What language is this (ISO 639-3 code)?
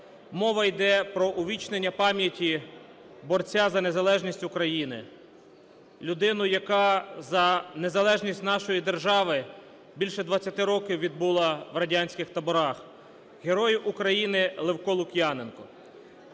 ukr